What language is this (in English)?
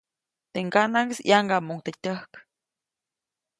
Copainalá Zoque